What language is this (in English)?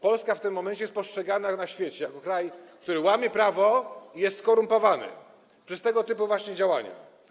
Polish